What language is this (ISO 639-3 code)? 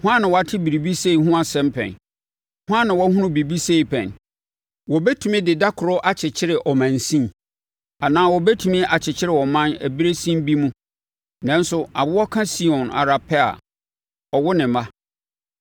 aka